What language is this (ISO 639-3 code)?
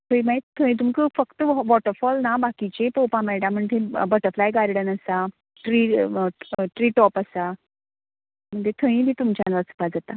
kok